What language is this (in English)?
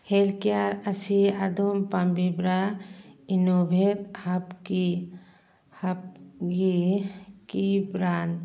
Manipuri